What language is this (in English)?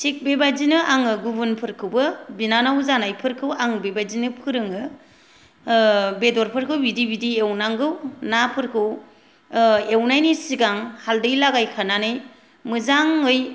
Bodo